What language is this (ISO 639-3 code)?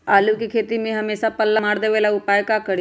mag